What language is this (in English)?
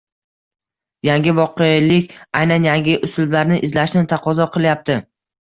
Uzbek